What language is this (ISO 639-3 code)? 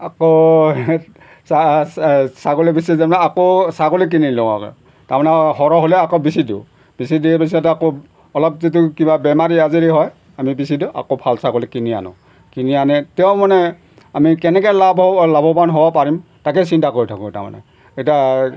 asm